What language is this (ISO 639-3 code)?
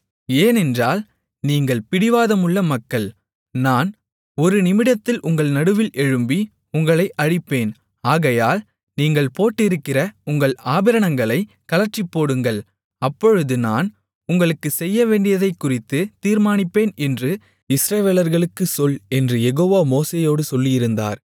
tam